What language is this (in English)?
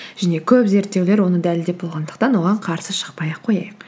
Kazakh